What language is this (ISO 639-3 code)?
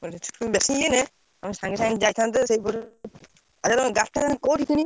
ori